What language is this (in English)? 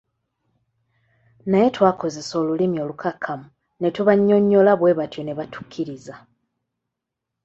Ganda